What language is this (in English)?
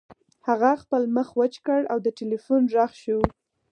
Pashto